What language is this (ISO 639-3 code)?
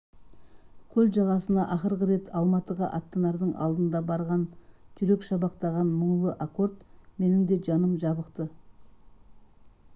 kaz